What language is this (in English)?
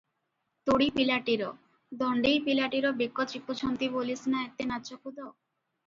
Odia